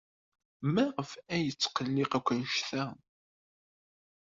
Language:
Kabyle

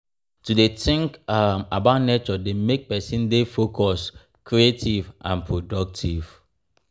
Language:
Nigerian Pidgin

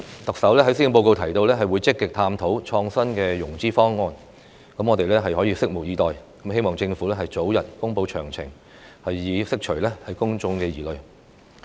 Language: Cantonese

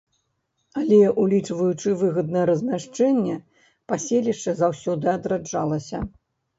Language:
Belarusian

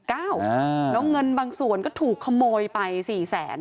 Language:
Thai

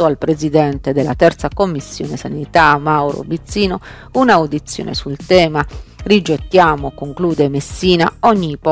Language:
Italian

